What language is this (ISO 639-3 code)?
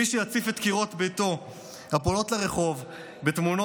heb